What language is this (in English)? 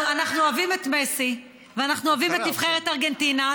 Hebrew